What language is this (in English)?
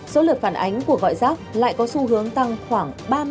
Vietnamese